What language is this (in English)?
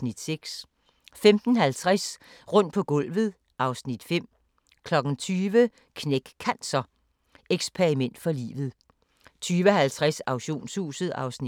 Danish